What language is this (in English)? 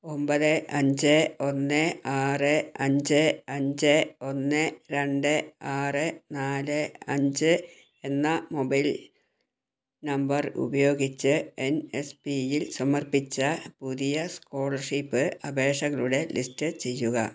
Malayalam